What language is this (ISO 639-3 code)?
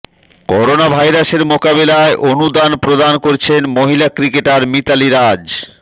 ben